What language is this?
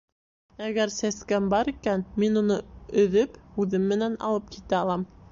Bashkir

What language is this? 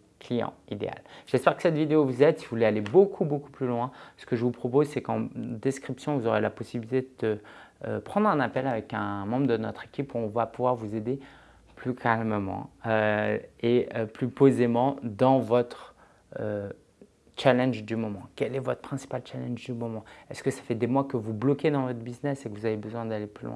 French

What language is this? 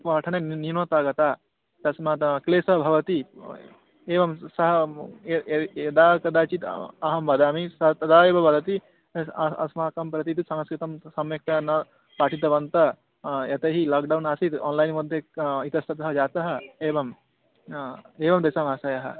Sanskrit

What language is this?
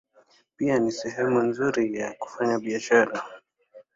Swahili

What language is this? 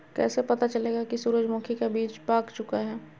Magahi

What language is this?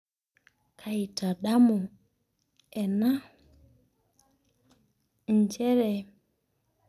Masai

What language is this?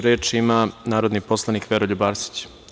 Serbian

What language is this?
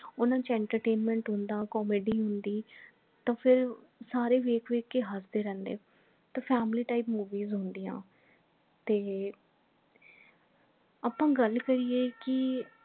Punjabi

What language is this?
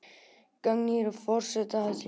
Icelandic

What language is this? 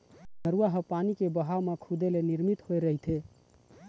Chhattisgarhi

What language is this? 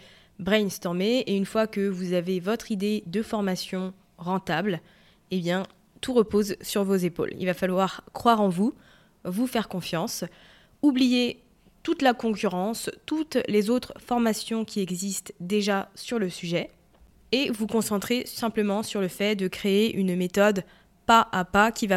French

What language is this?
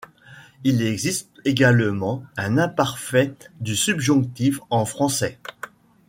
French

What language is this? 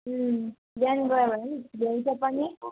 Nepali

